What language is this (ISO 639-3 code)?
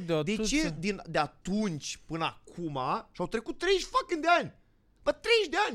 ron